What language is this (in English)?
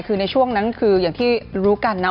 Thai